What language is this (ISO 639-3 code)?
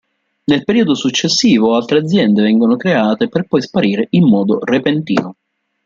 ita